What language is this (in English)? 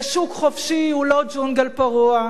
Hebrew